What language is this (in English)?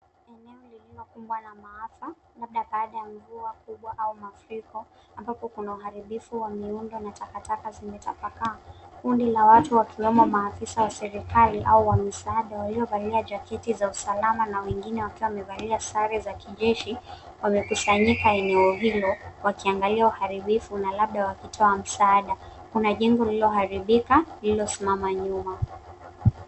Swahili